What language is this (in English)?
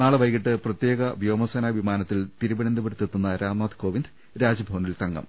Malayalam